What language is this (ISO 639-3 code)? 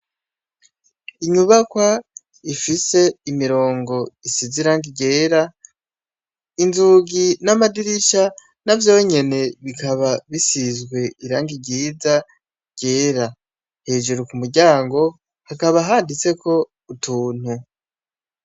run